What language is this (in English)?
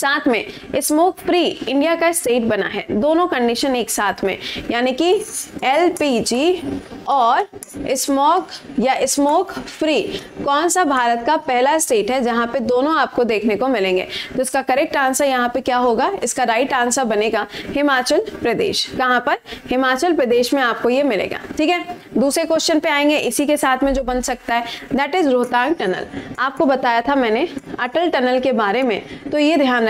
Hindi